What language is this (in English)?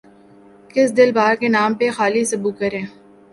Urdu